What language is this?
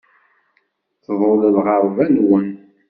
Kabyle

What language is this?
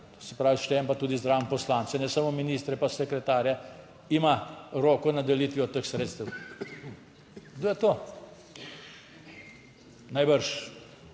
Slovenian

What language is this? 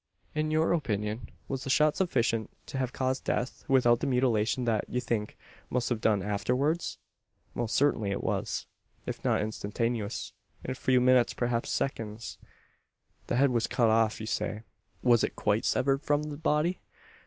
English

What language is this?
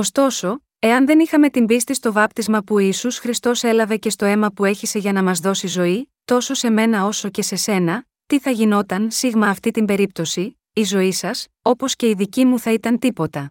Greek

